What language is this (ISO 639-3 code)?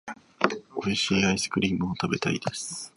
jpn